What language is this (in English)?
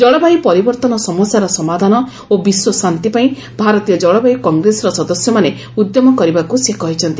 Odia